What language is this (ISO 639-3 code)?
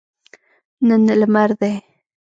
pus